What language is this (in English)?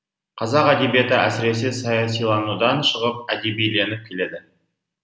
Kazakh